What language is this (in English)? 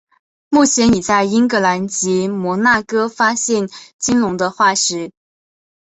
Chinese